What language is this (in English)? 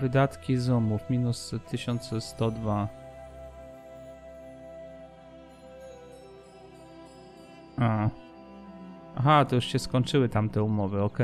Polish